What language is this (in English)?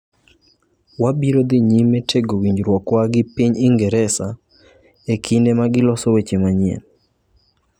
Luo (Kenya and Tanzania)